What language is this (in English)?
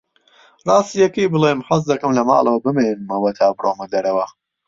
Central Kurdish